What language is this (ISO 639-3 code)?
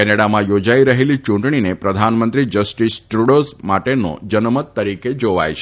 guj